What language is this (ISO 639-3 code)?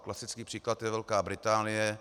ces